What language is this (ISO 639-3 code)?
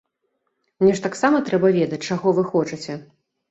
bel